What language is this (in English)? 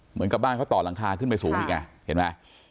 Thai